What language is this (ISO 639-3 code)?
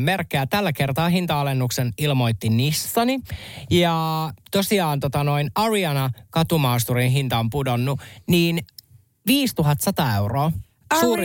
fin